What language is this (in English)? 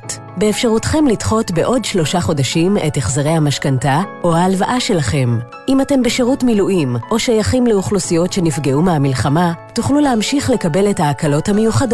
Hebrew